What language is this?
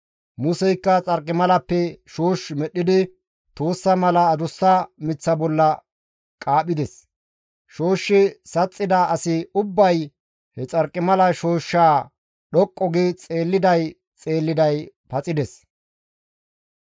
Gamo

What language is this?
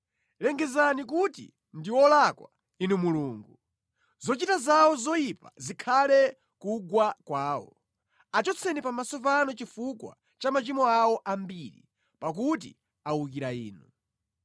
Nyanja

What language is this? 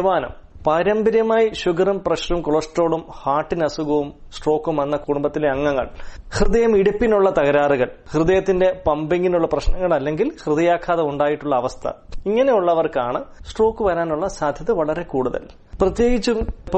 Malayalam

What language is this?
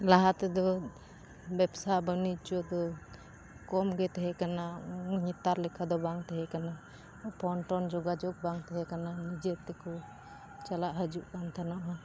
Santali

